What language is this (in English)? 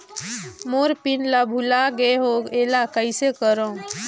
Chhattisgarhi